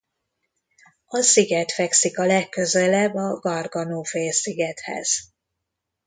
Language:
Hungarian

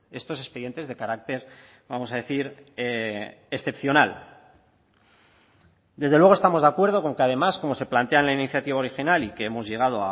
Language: Spanish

